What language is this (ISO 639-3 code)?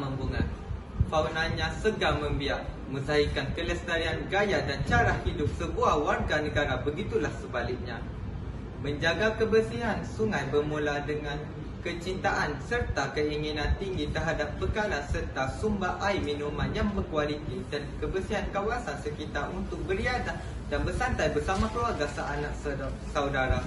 msa